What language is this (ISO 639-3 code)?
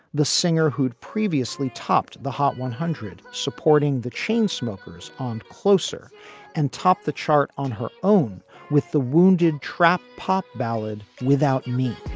eng